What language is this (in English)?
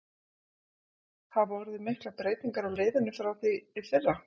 Icelandic